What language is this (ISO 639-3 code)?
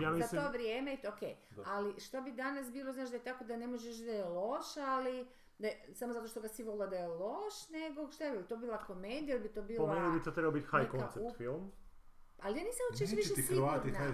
hrv